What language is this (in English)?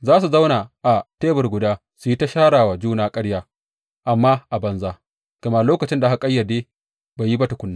Hausa